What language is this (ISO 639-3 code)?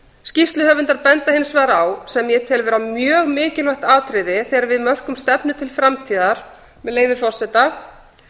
isl